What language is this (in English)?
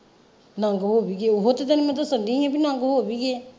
Punjabi